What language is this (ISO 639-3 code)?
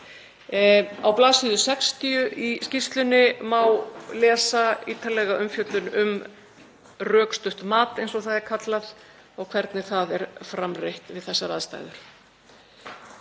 isl